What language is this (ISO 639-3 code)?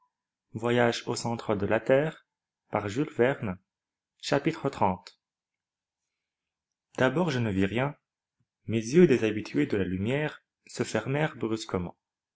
fra